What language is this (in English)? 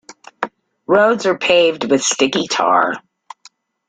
English